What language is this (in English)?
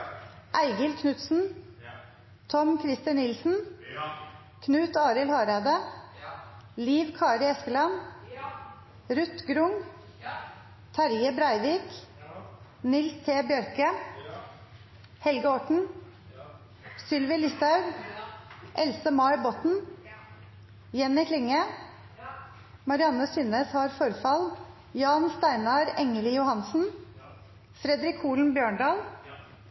Norwegian Nynorsk